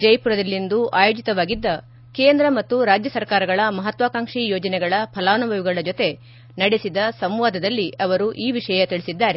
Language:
Kannada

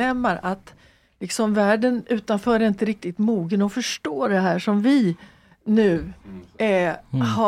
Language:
Swedish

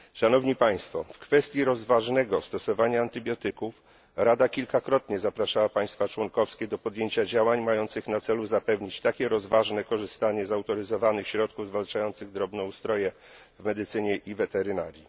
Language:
Polish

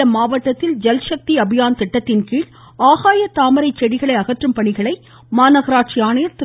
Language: Tamil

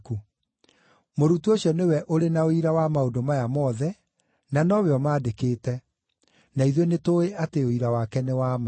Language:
Kikuyu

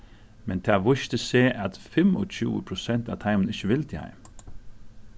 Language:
Faroese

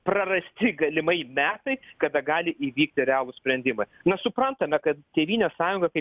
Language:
Lithuanian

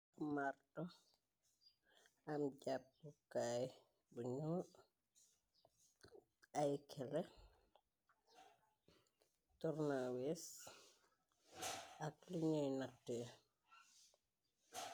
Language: Wolof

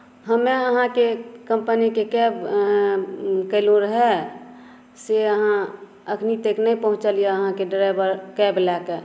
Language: Maithili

